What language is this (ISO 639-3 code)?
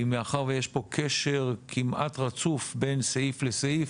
heb